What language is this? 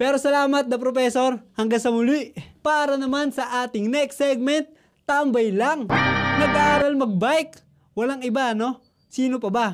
Filipino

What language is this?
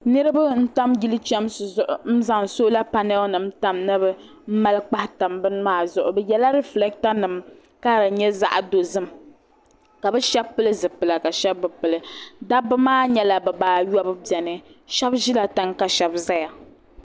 Dagbani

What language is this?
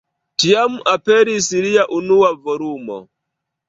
Esperanto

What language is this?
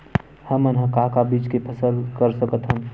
Chhattisgarhi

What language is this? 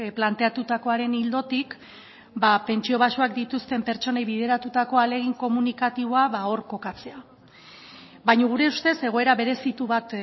Basque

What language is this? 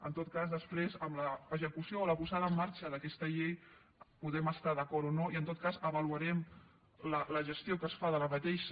Catalan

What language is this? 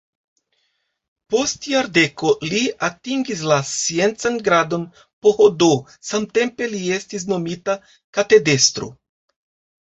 Esperanto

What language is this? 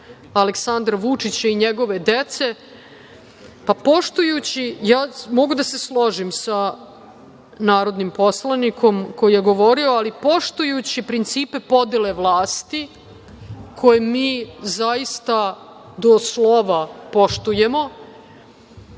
Serbian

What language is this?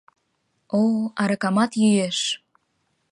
Mari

